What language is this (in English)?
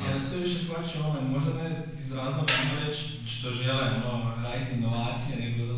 Croatian